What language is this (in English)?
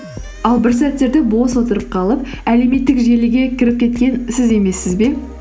Kazakh